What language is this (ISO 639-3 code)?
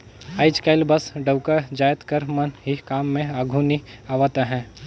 hne